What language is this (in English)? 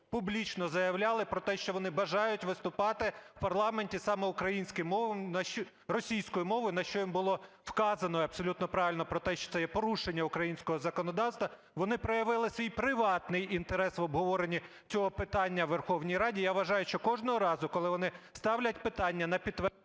Ukrainian